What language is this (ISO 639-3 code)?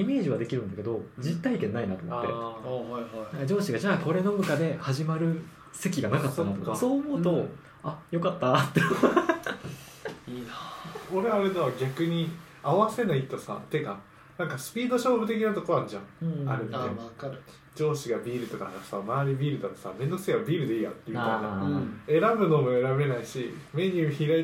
jpn